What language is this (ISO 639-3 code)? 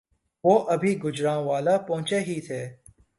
urd